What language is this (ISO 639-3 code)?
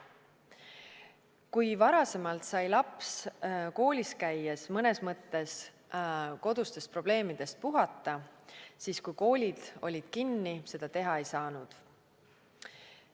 est